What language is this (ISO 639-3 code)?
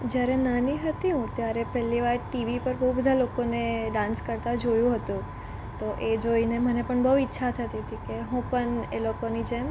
guj